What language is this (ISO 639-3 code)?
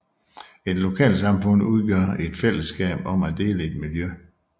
dan